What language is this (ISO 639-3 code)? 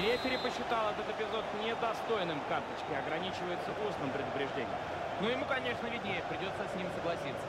rus